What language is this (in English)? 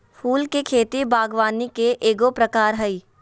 Magahi